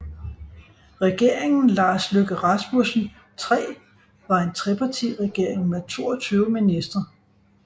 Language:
Danish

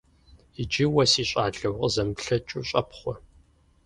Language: Kabardian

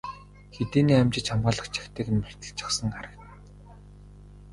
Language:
Mongolian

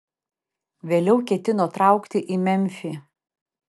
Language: Lithuanian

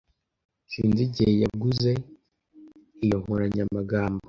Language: Kinyarwanda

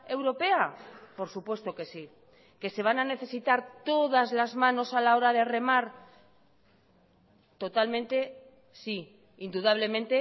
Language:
Spanish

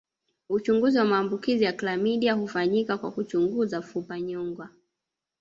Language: Swahili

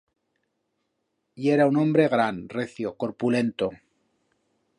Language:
Aragonese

